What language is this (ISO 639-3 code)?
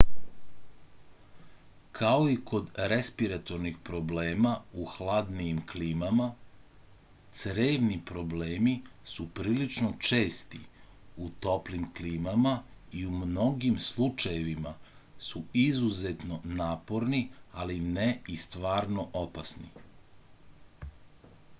srp